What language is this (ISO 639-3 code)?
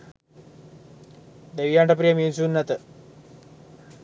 sin